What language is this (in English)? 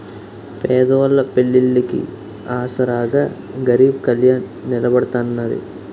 Telugu